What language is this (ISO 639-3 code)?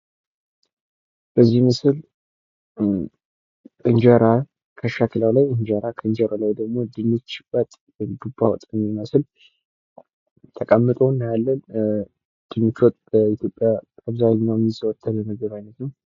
amh